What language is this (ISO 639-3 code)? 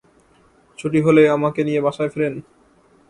ben